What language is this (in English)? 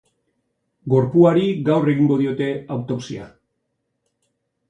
Basque